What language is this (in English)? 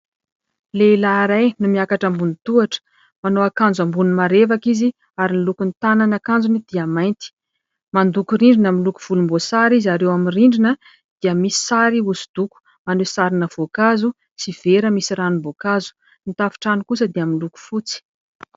Malagasy